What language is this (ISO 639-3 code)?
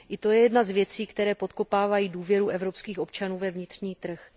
ces